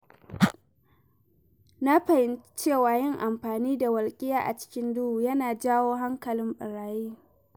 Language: Hausa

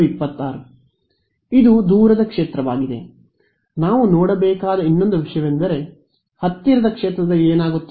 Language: Kannada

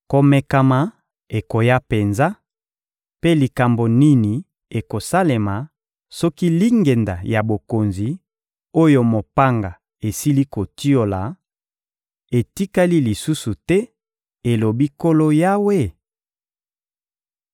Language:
Lingala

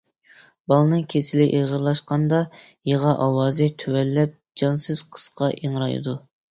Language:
Uyghur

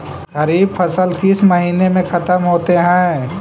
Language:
Magahi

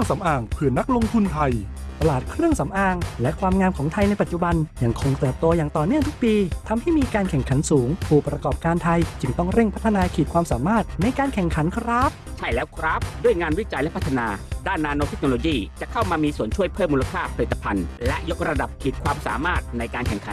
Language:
Thai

